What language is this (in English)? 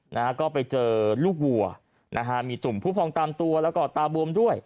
Thai